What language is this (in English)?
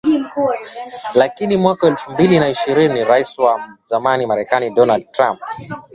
Swahili